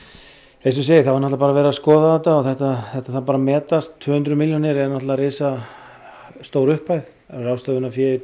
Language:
Icelandic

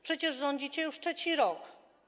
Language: Polish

